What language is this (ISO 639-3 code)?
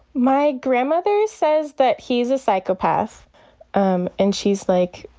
eng